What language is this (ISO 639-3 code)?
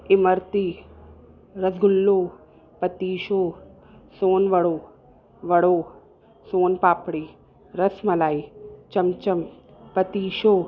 snd